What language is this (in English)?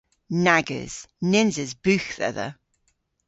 Cornish